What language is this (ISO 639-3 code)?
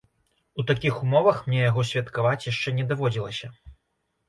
bel